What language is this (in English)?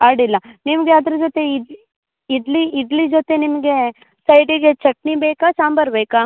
Kannada